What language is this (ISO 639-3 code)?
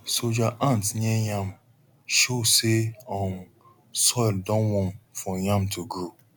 pcm